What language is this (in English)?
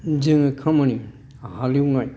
Bodo